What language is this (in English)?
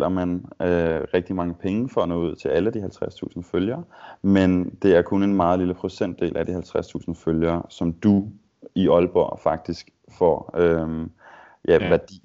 Danish